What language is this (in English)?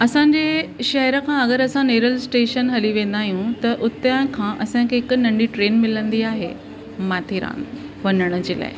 Sindhi